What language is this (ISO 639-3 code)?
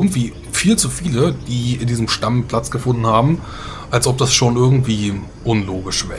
deu